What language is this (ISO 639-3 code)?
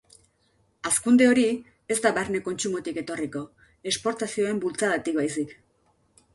eus